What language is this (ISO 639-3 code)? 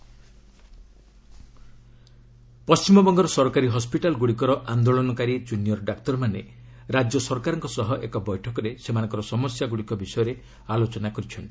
ori